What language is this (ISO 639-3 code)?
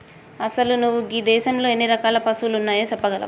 tel